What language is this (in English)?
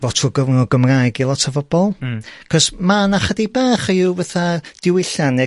Welsh